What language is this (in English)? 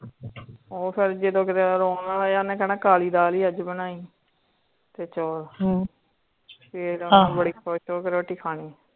Punjabi